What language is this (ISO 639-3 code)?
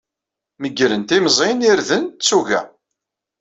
kab